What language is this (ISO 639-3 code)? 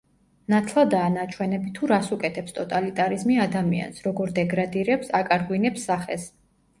kat